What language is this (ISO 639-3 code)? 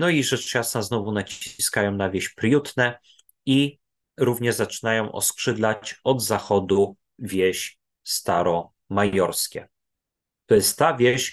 pol